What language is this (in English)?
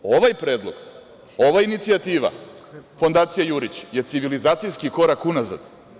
Serbian